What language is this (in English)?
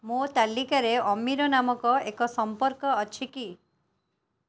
Odia